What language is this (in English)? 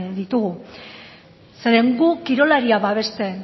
Basque